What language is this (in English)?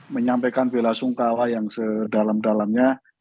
Indonesian